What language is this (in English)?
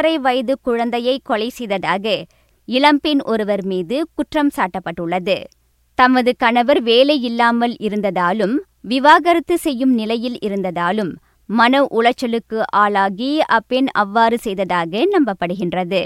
Tamil